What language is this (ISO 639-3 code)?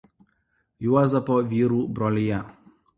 lit